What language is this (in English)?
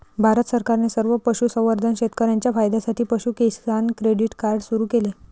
Marathi